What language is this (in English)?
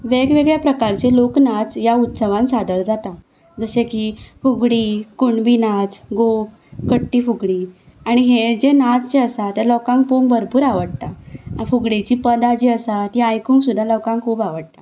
Konkani